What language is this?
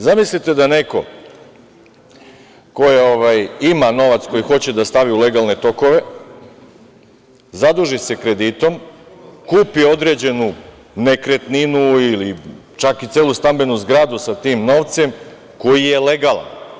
Serbian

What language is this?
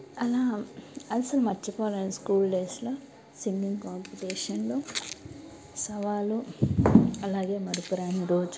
Telugu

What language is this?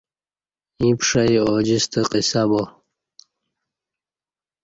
Kati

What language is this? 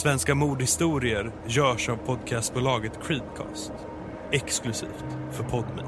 Swedish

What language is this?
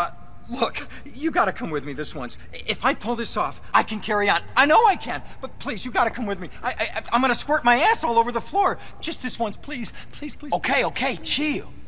English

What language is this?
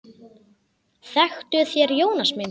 Icelandic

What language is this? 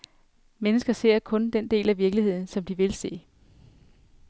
Danish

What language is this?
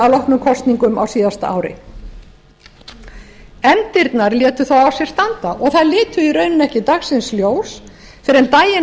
Icelandic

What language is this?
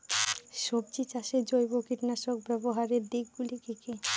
Bangla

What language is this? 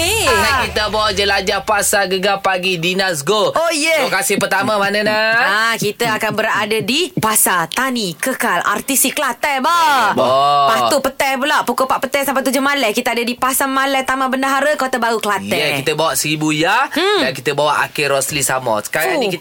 Malay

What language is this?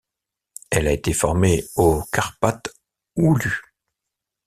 French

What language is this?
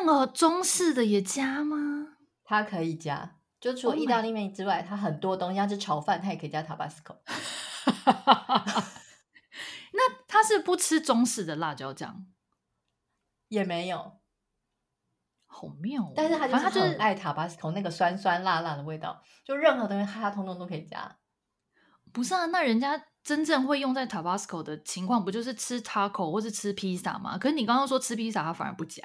Chinese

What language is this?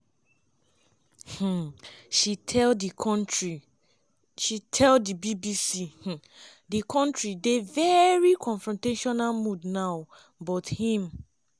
Nigerian Pidgin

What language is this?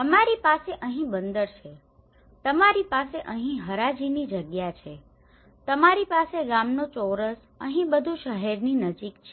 Gujarati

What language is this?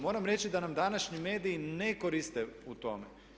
Croatian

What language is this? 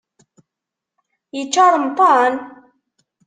Kabyle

